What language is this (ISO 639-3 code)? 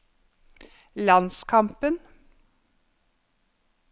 nor